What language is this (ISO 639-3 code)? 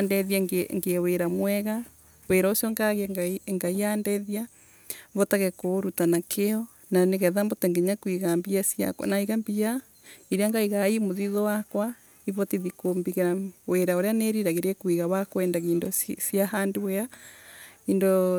ebu